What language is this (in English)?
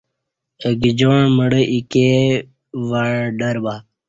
Kati